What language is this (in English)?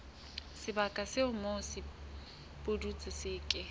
Southern Sotho